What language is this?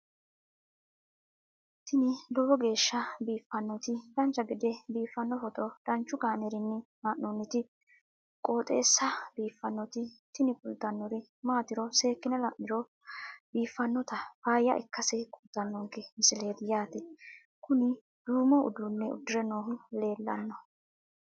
Sidamo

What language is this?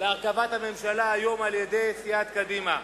Hebrew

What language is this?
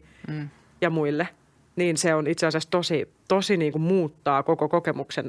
Finnish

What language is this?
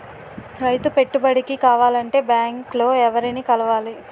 Telugu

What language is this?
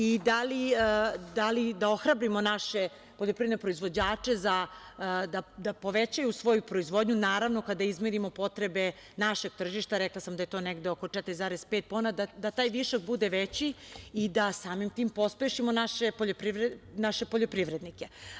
Serbian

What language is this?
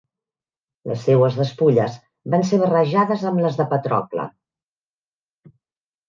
Catalan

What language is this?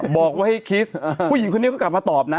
Thai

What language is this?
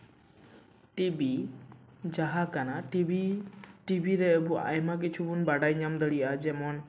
Santali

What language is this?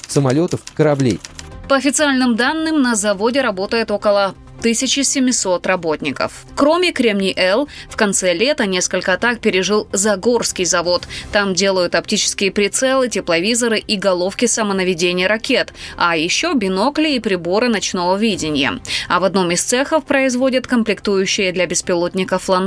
Russian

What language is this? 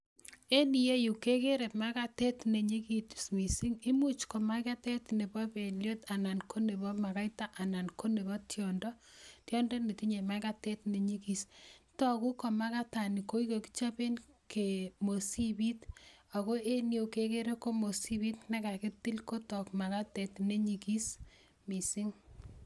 Kalenjin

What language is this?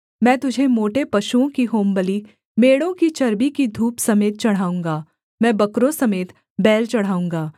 Hindi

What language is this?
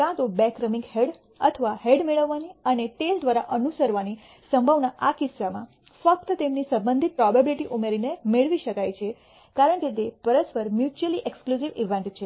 Gujarati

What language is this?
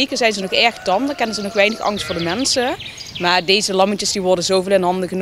Dutch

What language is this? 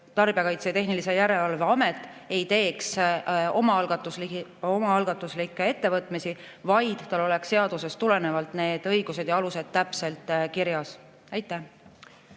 Estonian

